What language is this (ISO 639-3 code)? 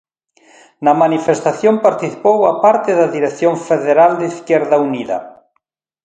glg